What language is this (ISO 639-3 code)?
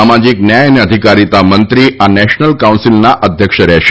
guj